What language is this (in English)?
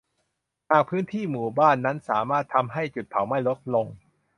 Thai